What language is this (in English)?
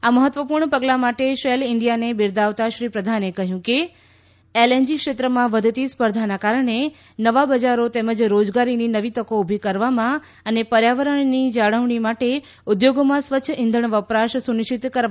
Gujarati